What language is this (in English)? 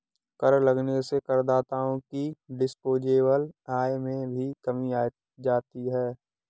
Hindi